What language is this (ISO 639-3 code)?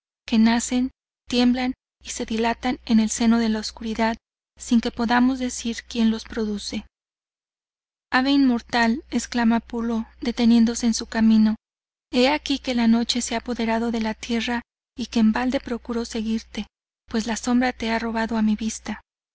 spa